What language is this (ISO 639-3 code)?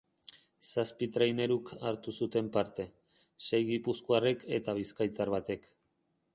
eus